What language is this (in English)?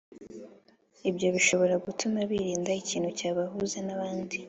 Kinyarwanda